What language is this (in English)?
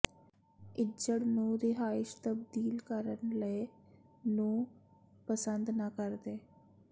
Punjabi